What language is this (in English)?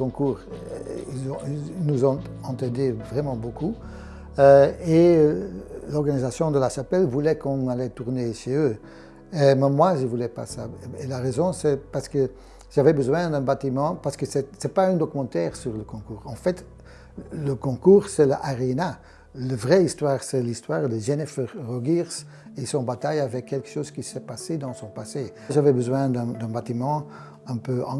French